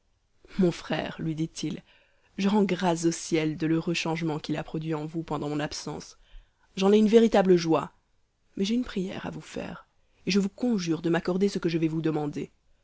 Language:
French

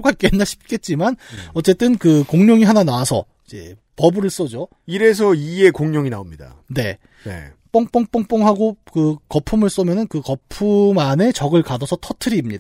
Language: Korean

